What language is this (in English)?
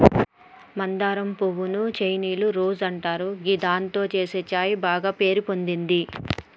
Telugu